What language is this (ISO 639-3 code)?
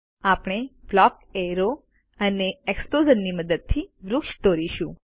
guj